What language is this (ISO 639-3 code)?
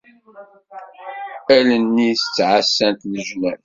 kab